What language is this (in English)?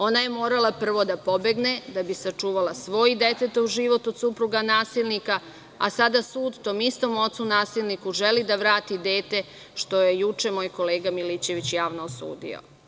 Serbian